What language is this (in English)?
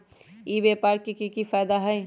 Magahi